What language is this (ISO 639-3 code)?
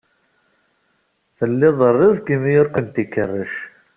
kab